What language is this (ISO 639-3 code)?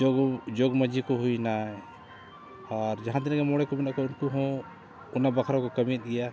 sat